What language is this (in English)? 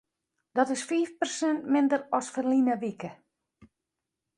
Western Frisian